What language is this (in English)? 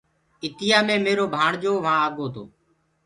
Gurgula